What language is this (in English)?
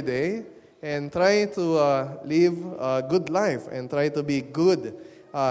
Filipino